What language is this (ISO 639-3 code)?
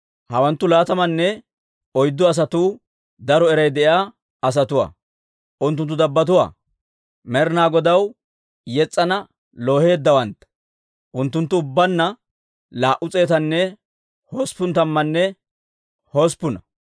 dwr